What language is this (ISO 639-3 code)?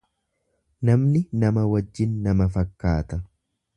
orm